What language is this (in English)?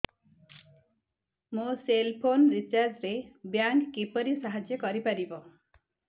Odia